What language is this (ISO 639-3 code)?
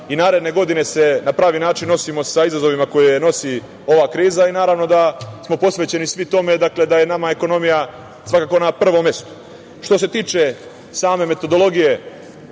srp